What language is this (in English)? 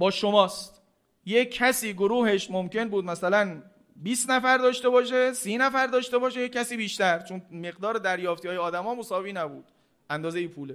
Persian